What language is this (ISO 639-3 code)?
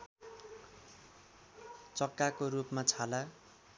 nep